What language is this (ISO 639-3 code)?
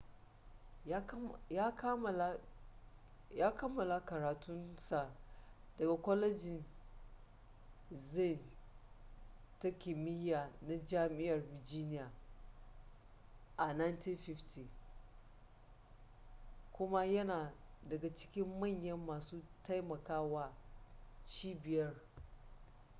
hau